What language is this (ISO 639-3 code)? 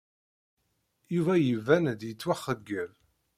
kab